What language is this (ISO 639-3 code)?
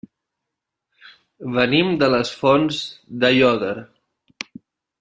cat